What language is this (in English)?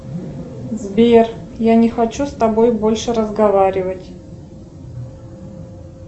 Russian